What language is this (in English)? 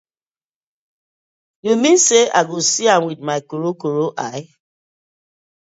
Nigerian Pidgin